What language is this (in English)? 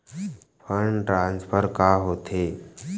Chhattisgarhi